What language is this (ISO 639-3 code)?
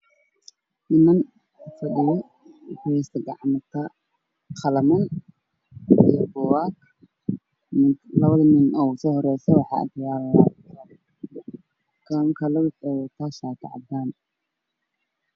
som